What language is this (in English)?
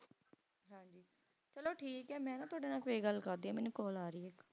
Punjabi